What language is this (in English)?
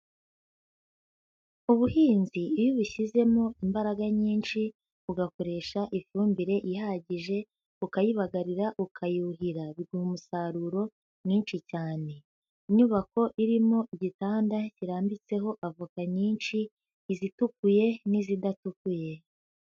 Kinyarwanda